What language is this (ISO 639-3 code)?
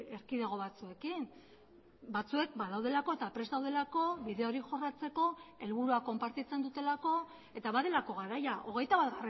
eus